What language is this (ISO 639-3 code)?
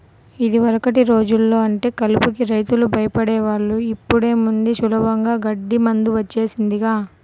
tel